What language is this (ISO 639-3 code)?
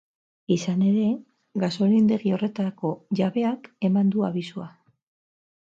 eus